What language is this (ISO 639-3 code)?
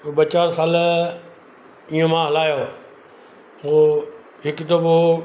snd